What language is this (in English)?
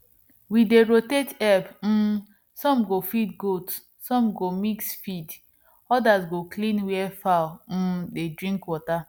Nigerian Pidgin